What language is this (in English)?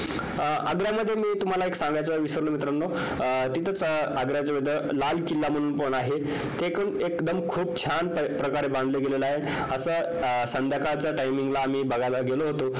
Marathi